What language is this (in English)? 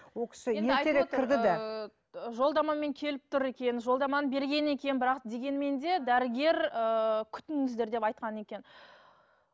Kazakh